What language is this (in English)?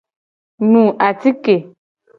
Gen